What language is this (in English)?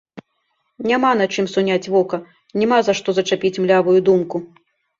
Belarusian